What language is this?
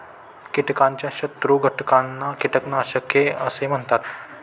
Marathi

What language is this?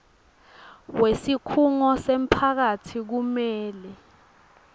Swati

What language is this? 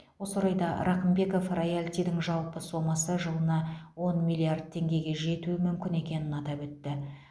Kazakh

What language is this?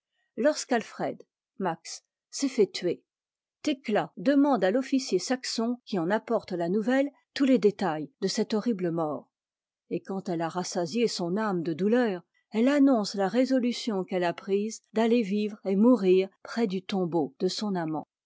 French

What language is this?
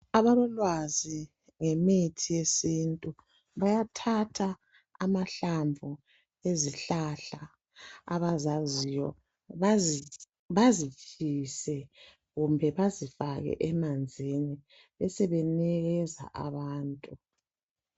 North Ndebele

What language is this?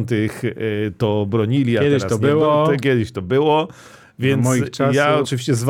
Polish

